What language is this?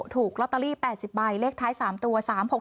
Thai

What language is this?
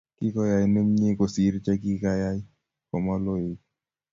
Kalenjin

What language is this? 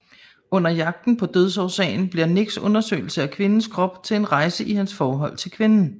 Danish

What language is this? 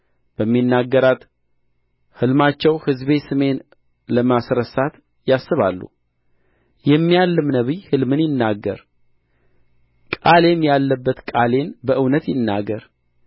Amharic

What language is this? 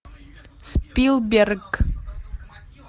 Russian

